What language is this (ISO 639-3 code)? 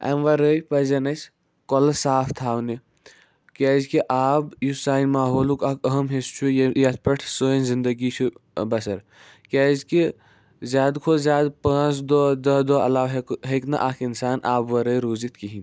kas